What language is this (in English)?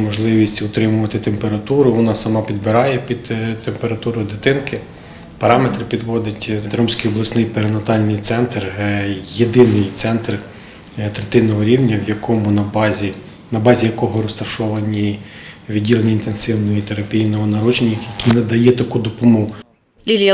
Ukrainian